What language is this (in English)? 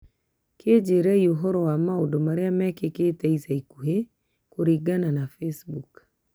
Kikuyu